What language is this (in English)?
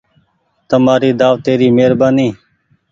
Goaria